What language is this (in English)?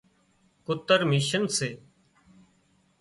Wadiyara Koli